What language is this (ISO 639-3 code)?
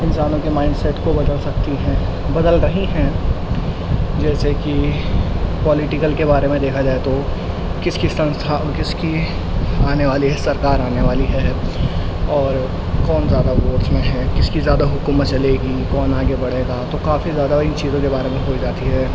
urd